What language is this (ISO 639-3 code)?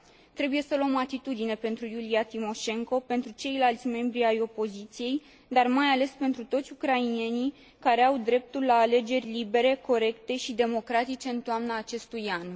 ron